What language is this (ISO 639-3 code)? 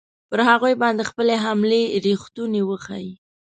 pus